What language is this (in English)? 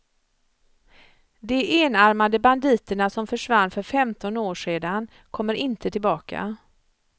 Swedish